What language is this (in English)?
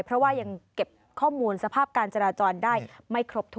Thai